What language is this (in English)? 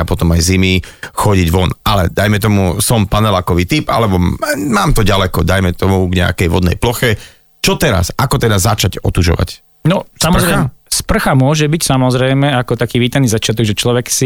Slovak